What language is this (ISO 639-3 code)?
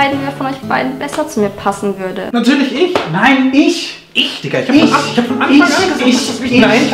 deu